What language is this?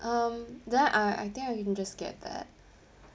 English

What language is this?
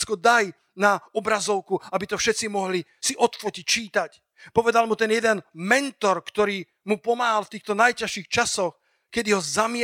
Slovak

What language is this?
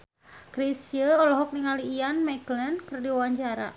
Sundanese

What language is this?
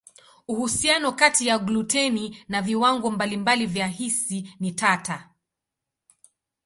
Swahili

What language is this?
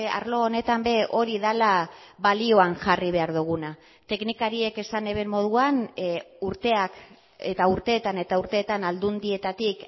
Basque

